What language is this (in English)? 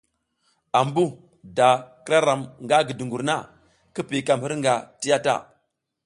South Giziga